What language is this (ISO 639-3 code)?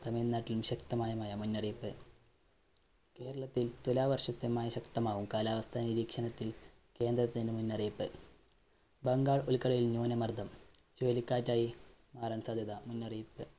mal